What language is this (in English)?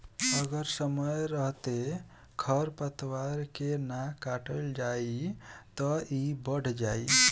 Bhojpuri